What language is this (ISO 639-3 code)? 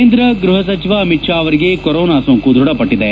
kan